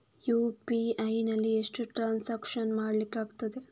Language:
Kannada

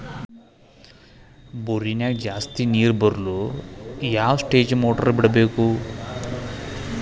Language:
Kannada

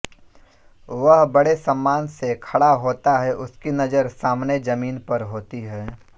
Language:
Hindi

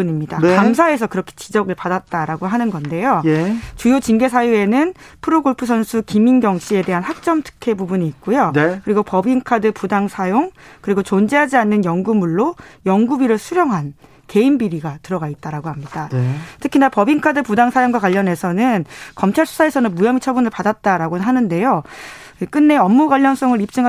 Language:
Korean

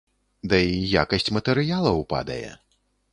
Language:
Belarusian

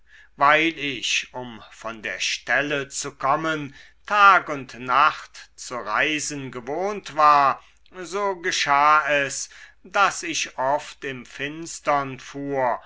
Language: German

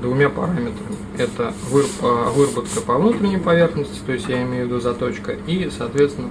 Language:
Russian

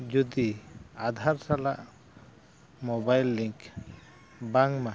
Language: Santali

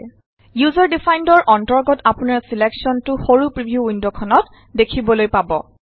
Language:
Assamese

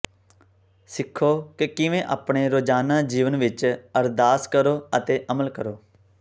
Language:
Punjabi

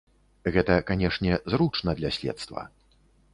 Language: Belarusian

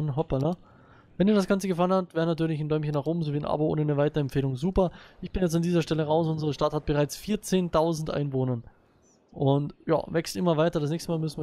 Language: German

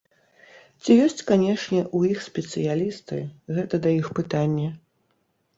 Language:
Belarusian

